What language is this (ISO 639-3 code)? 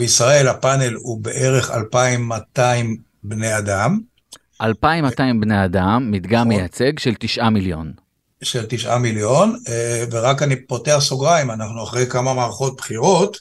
heb